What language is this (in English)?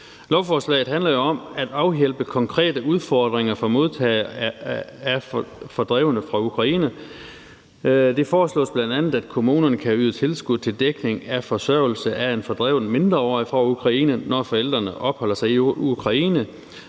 Danish